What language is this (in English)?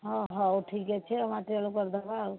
Odia